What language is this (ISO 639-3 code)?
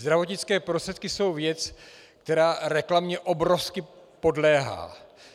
ces